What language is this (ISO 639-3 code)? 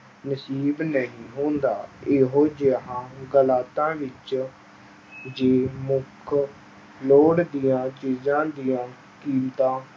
pan